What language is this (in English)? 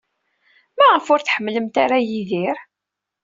Kabyle